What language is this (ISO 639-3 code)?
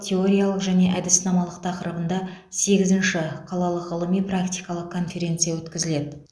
kaz